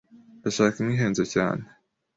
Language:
Kinyarwanda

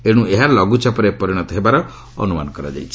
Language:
Odia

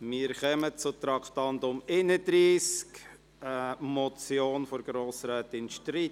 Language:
Swiss German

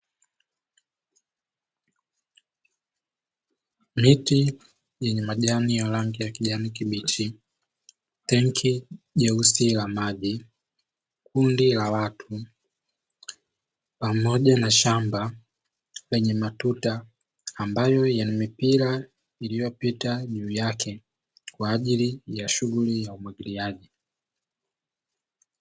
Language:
Swahili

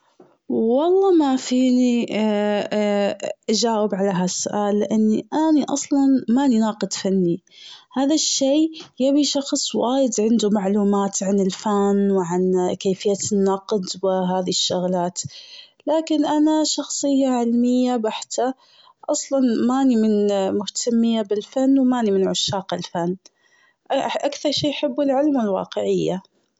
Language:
Gulf Arabic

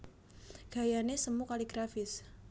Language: Javanese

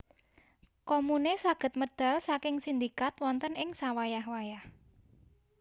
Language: Javanese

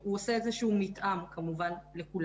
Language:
Hebrew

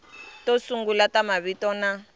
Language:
Tsonga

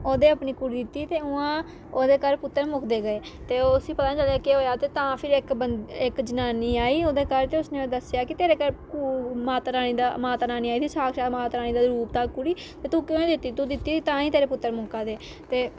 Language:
Dogri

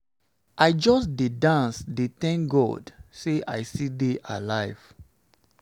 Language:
Nigerian Pidgin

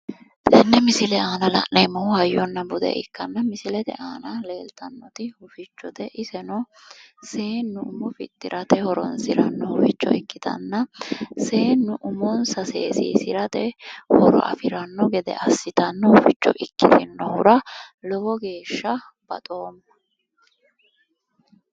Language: Sidamo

